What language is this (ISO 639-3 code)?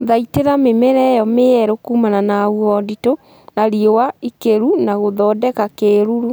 kik